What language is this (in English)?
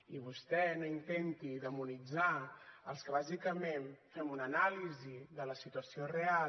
Catalan